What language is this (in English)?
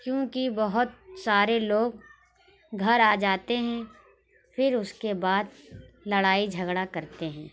Urdu